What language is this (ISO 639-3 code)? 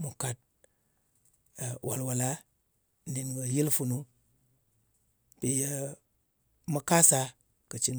anc